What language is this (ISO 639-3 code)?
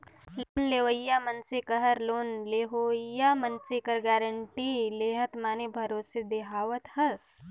hne